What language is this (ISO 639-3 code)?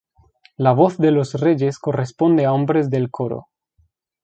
spa